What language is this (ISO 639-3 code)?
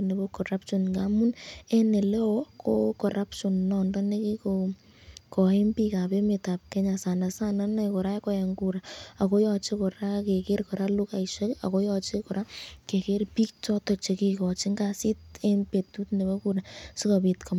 kln